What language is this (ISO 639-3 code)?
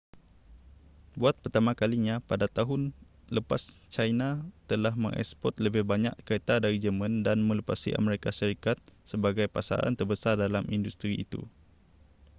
msa